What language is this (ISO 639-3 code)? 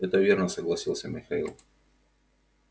rus